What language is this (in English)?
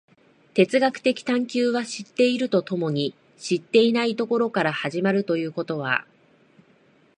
Japanese